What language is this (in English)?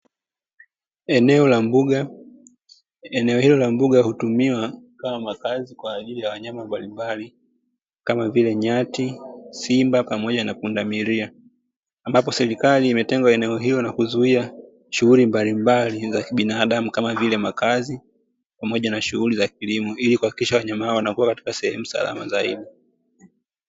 Swahili